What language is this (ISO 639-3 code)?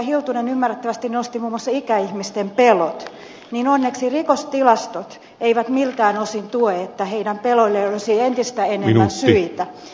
fin